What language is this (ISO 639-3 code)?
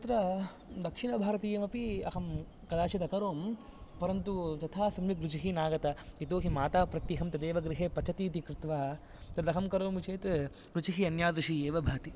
san